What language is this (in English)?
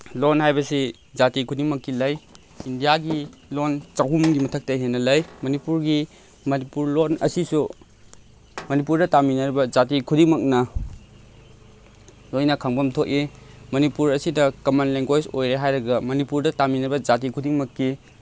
Manipuri